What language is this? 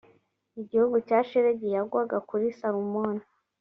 Kinyarwanda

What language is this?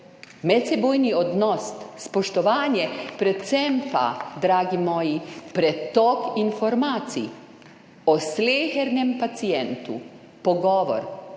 Slovenian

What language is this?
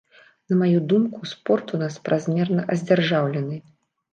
Belarusian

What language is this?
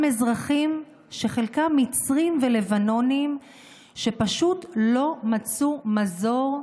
Hebrew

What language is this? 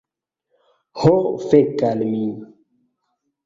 Esperanto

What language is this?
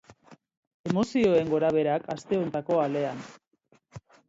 Basque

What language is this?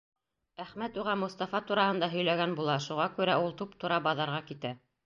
Bashkir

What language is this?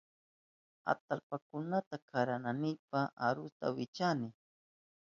Southern Pastaza Quechua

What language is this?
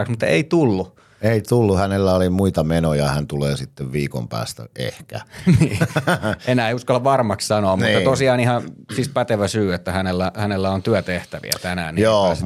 Finnish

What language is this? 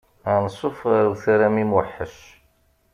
Kabyle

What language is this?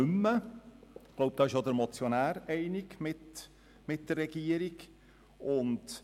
Swiss German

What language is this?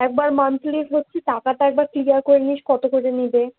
Bangla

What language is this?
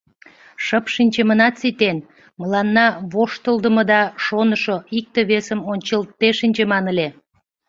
Mari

